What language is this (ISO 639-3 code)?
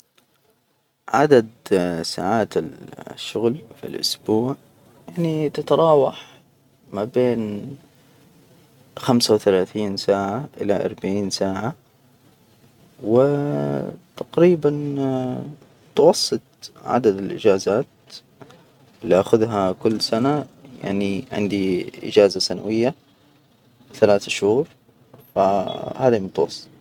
acw